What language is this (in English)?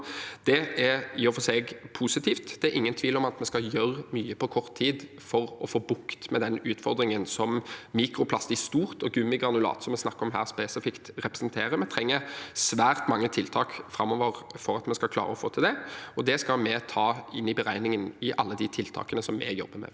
Norwegian